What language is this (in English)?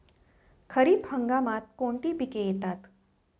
Marathi